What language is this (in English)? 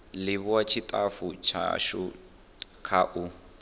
Venda